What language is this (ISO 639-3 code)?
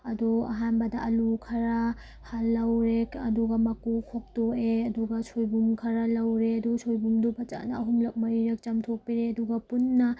mni